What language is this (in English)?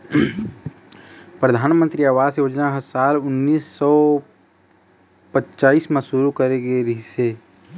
Chhattisgarhi